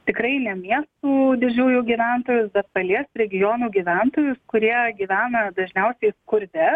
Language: Lithuanian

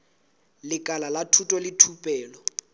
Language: Southern Sotho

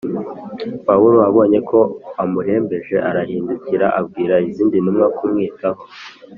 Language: Kinyarwanda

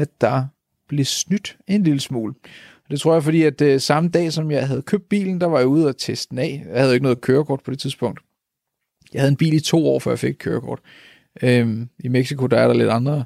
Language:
Danish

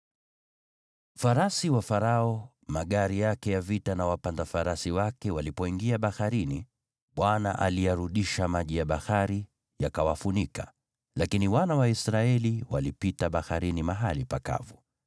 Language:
Swahili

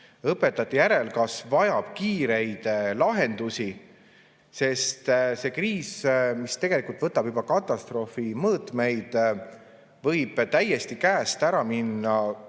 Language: Estonian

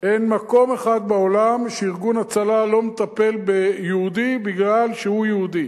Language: Hebrew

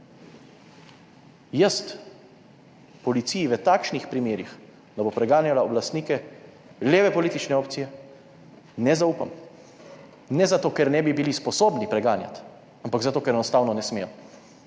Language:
Slovenian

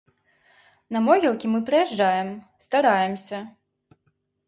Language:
Belarusian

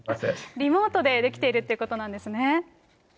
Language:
Japanese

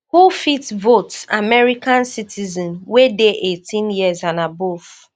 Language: Nigerian Pidgin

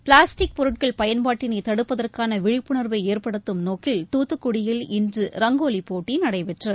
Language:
Tamil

